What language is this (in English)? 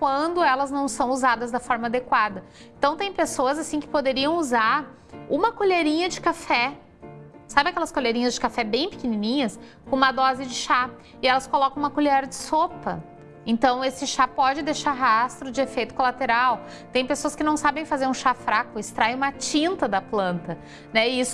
Portuguese